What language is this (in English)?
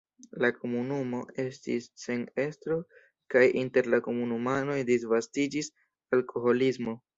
Esperanto